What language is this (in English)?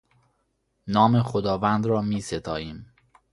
Persian